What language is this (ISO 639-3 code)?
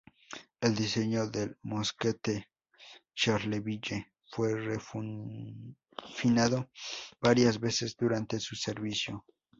spa